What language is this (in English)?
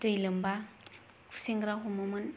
Bodo